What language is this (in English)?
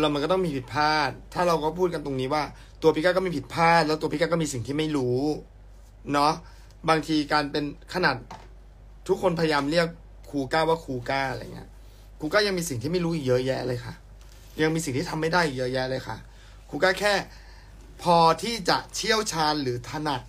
Thai